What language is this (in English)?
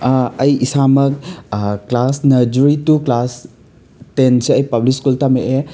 Manipuri